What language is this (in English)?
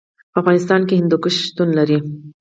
Pashto